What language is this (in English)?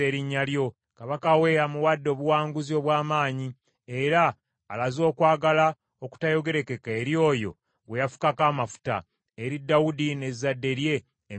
Ganda